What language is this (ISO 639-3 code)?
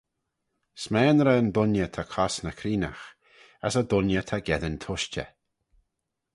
glv